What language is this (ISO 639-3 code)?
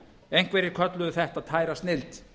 isl